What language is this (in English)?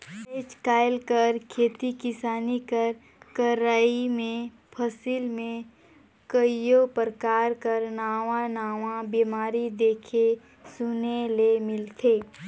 Chhattisgarhi